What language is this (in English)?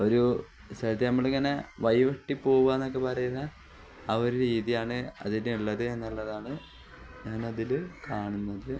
Malayalam